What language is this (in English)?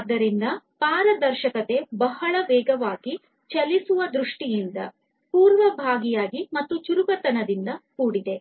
Kannada